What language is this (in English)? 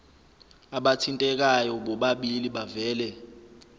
Zulu